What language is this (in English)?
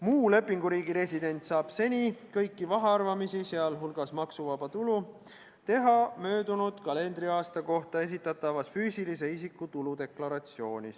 Estonian